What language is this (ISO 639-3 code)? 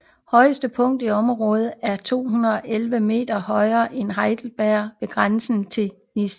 dan